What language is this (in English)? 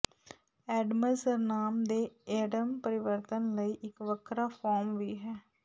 Punjabi